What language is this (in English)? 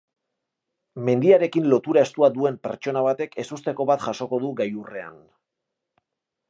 Basque